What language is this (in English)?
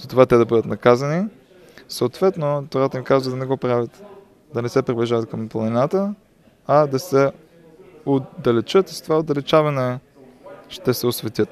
Bulgarian